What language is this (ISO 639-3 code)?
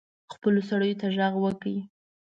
pus